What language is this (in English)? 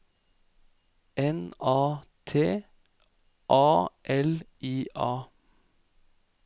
Norwegian